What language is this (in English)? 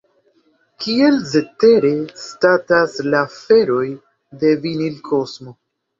Esperanto